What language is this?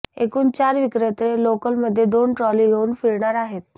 Marathi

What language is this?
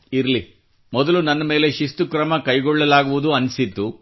Kannada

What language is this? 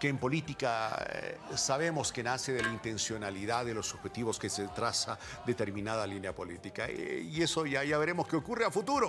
Spanish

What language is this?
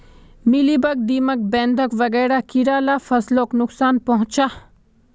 Magahi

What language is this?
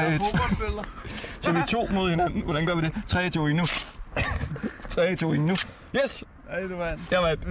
Danish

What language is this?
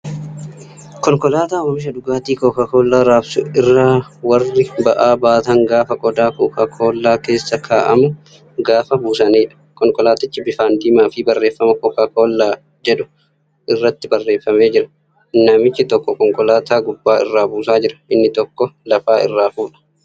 Oromo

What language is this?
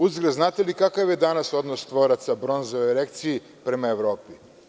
Serbian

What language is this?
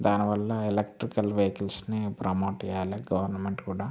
Telugu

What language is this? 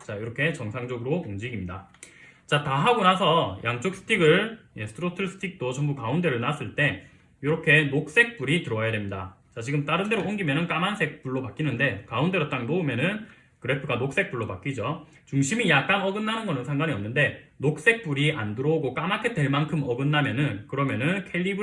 Korean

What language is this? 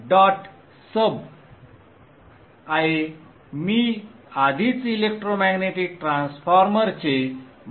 Marathi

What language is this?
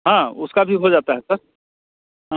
Hindi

